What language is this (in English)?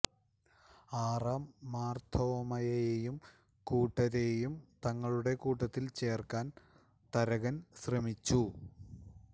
Malayalam